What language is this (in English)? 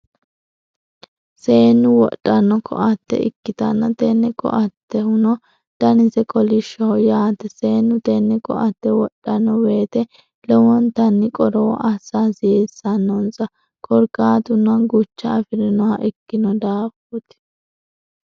Sidamo